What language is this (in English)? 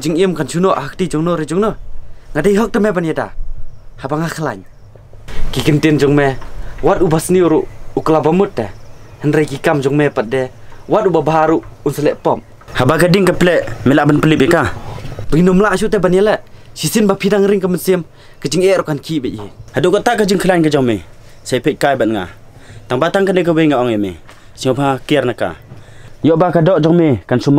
Malay